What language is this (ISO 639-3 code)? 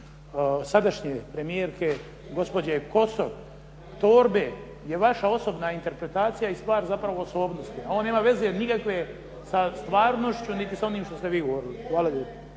hrv